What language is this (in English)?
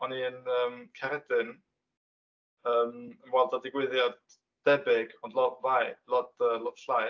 Welsh